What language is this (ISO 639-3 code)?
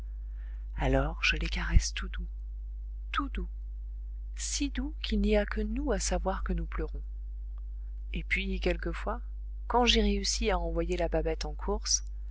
fra